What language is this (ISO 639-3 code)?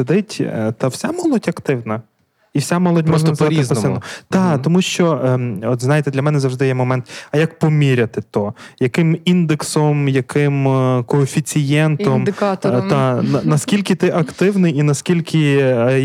ukr